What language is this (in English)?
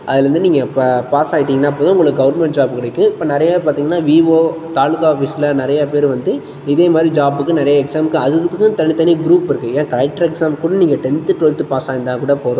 Tamil